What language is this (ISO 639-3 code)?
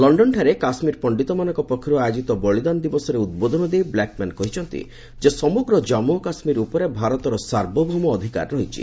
ori